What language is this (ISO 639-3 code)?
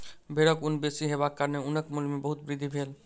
mai